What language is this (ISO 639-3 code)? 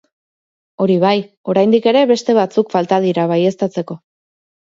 eus